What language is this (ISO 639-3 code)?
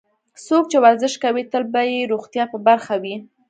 pus